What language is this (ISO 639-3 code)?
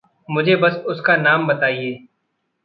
hin